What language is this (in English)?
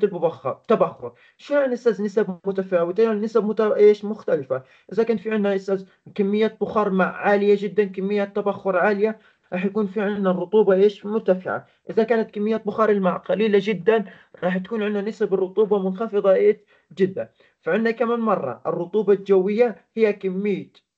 Arabic